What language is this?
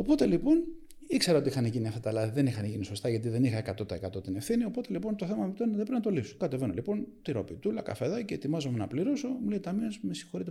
Greek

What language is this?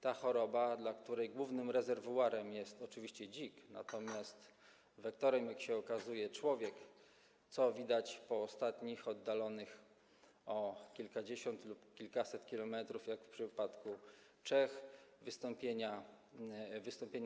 Polish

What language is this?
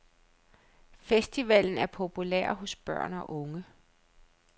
Danish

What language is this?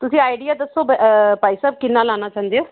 Punjabi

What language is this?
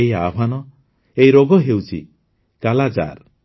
Odia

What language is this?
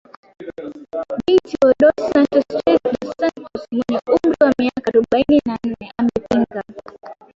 Swahili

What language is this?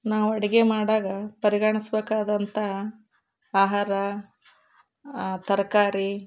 Kannada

